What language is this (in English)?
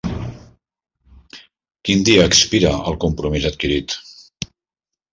Catalan